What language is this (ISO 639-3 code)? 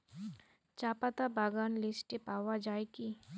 ben